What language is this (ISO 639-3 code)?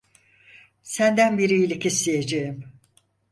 tur